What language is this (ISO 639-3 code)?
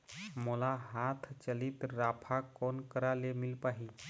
hne